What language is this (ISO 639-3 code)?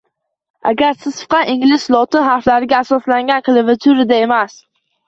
uzb